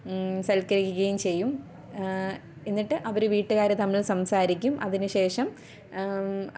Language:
Malayalam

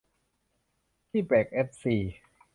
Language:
Thai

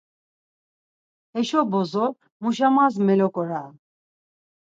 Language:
Laz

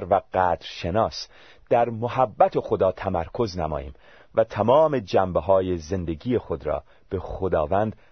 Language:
Persian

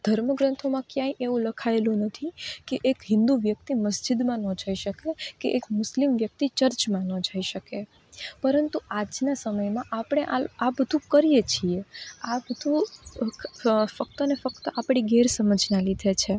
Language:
Gujarati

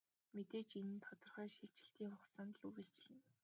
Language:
Mongolian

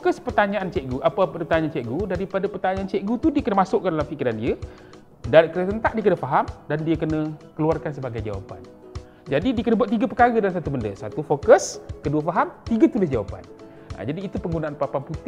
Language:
Malay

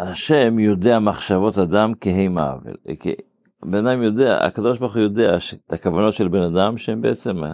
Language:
Hebrew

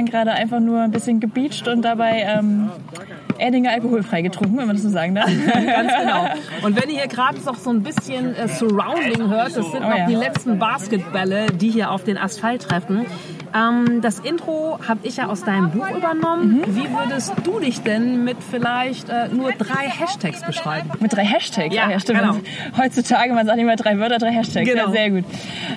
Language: German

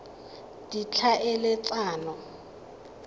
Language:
Tswana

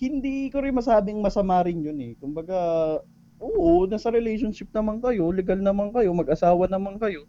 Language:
Filipino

